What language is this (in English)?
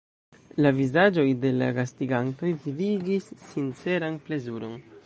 Esperanto